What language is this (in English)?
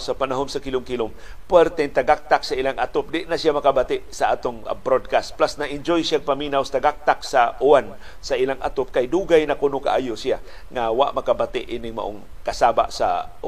Filipino